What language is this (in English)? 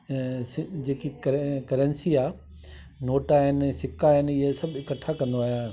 Sindhi